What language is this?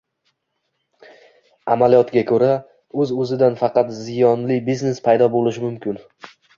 Uzbek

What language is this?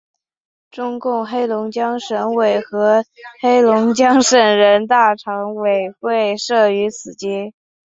Chinese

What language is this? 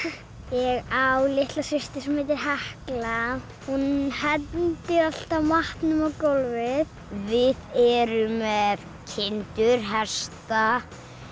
Icelandic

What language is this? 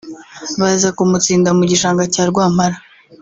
Kinyarwanda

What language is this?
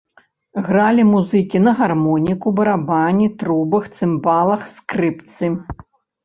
Belarusian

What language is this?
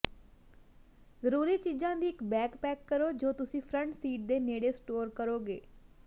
Punjabi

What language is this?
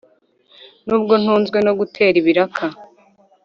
Kinyarwanda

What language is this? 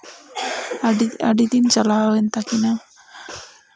Santali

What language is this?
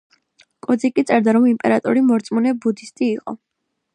Georgian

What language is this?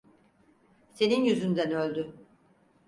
Turkish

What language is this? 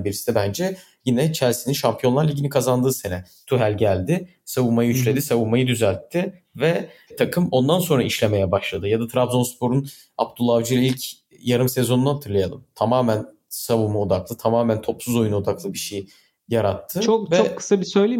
Turkish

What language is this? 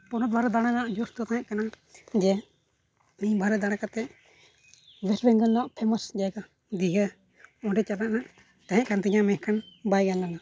Santali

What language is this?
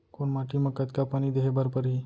Chhattisgarhi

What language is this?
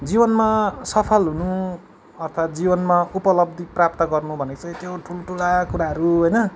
Nepali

